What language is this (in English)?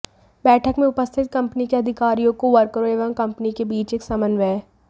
Hindi